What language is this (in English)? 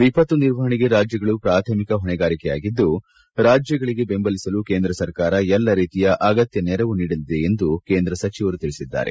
Kannada